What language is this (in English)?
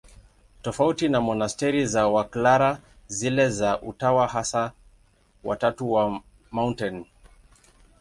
Swahili